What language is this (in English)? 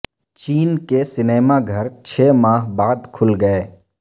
Urdu